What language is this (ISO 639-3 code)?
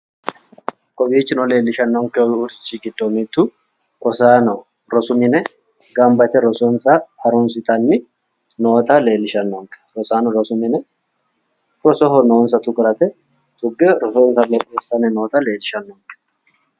sid